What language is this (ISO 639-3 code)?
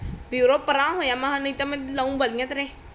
pan